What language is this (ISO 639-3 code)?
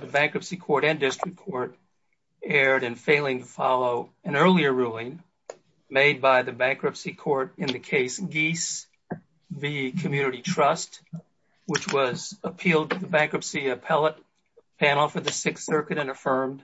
eng